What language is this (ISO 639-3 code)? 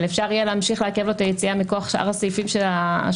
heb